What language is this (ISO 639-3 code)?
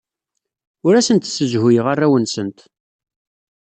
kab